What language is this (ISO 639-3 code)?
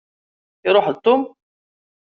kab